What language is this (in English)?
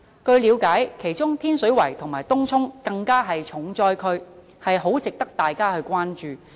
Cantonese